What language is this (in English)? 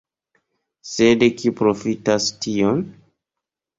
Esperanto